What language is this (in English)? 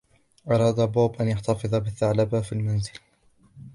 Arabic